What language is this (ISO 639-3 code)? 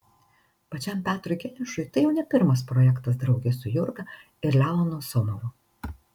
lit